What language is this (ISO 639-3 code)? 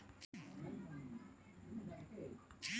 hin